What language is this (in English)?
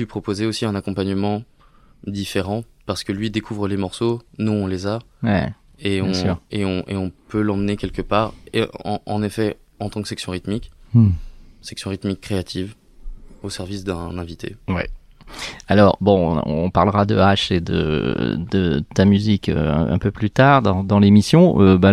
French